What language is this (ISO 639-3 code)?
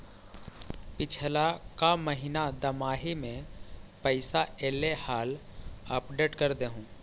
mag